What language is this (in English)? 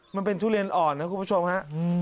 Thai